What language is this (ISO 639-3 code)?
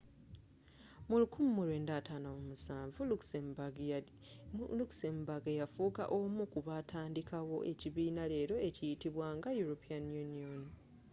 lug